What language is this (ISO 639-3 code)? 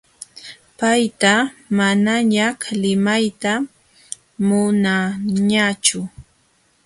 qxw